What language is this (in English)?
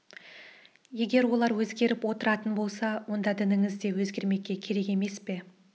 Kazakh